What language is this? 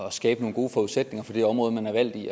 Danish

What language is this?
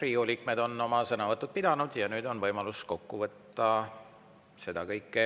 Estonian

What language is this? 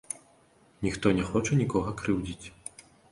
Belarusian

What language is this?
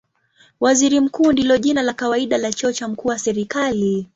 Swahili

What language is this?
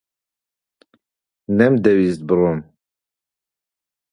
Central Kurdish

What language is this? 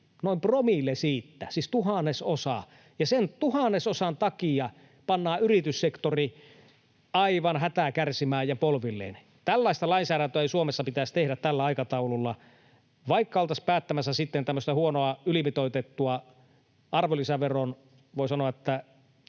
Finnish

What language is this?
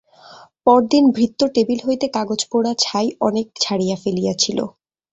Bangla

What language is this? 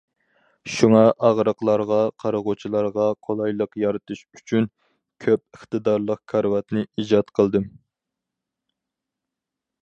Uyghur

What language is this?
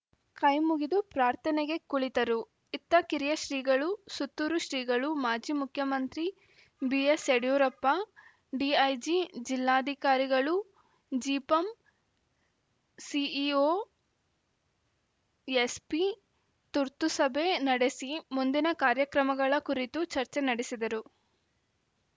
Kannada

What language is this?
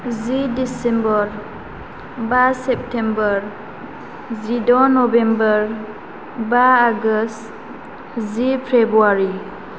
Bodo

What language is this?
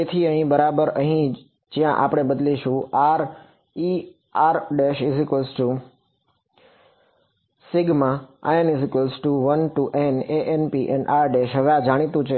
Gujarati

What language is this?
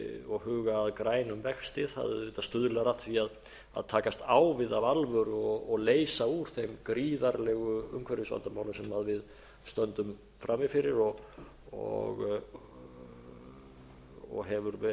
Icelandic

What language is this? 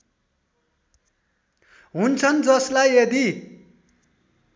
Nepali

